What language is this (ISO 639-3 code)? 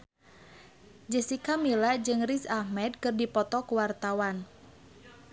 sun